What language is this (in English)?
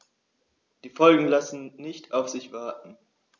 German